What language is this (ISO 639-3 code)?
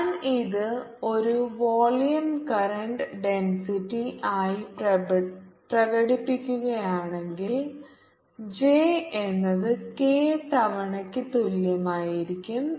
mal